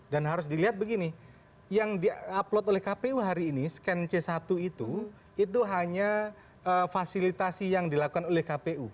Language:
Indonesian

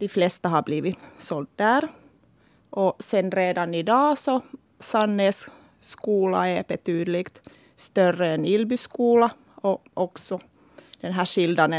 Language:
Swedish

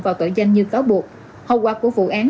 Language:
Vietnamese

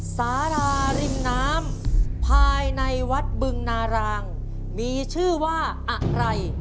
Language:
Thai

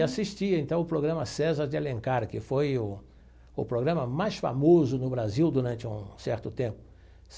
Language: Portuguese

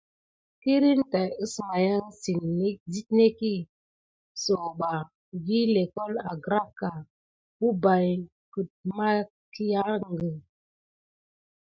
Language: Gidar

